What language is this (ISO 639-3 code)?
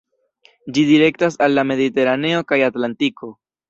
epo